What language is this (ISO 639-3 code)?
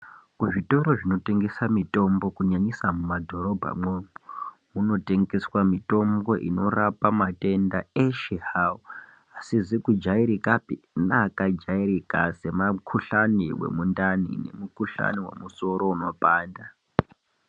ndc